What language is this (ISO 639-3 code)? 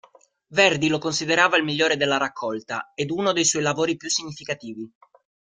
ita